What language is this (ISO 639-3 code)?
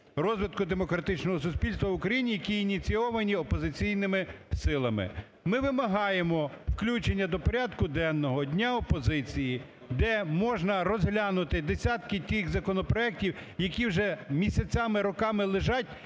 ukr